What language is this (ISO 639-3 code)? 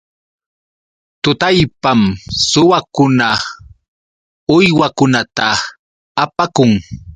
qux